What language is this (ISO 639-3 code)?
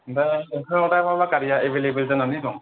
brx